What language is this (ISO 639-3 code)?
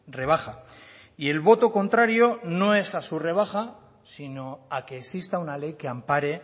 spa